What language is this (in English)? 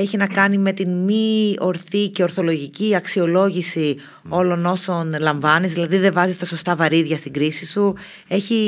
Greek